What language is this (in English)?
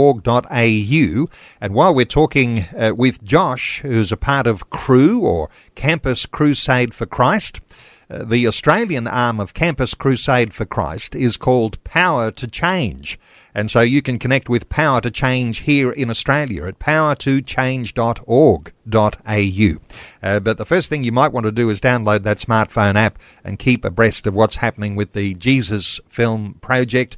English